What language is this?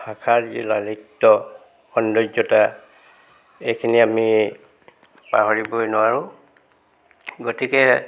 Assamese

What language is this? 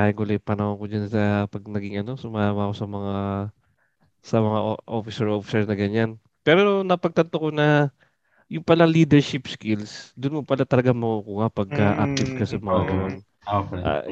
Filipino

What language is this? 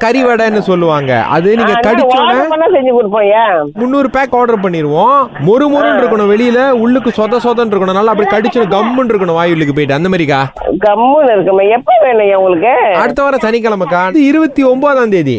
Tamil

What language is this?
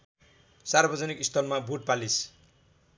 Nepali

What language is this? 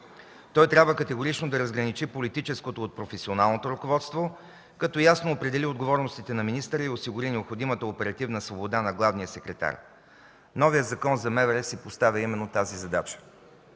Bulgarian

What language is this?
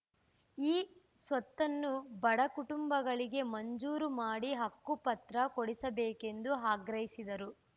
Kannada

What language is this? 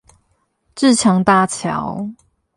Chinese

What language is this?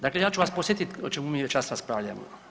Croatian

